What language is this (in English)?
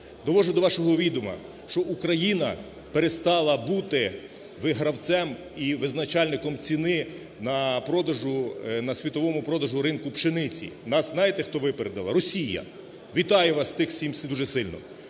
Ukrainian